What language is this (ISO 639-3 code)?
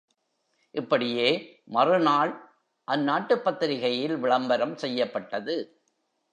tam